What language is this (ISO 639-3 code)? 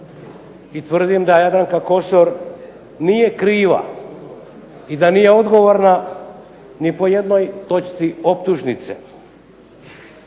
hrv